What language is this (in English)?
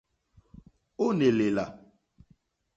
Mokpwe